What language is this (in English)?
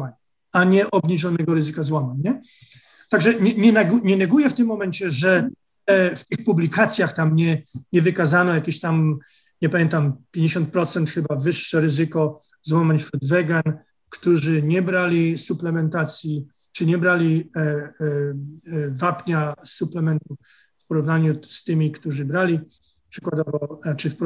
Polish